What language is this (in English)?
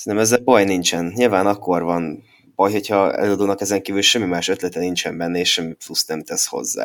Hungarian